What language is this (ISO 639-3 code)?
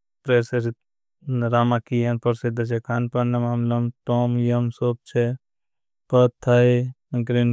bhb